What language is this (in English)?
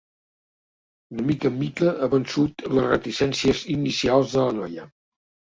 Catalan